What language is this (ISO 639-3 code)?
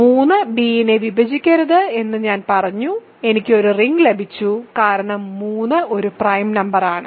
mal